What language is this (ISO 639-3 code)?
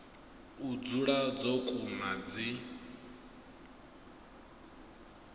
ven